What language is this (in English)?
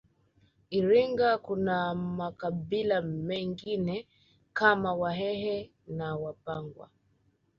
Swahili